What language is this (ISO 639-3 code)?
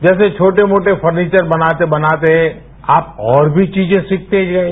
hin